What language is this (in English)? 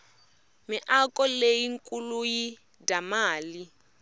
Tsonga